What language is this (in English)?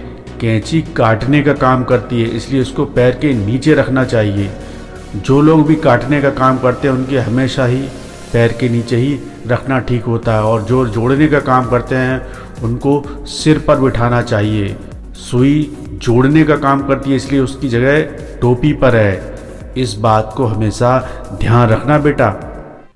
Hindi